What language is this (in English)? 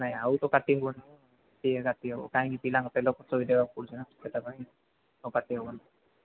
Odia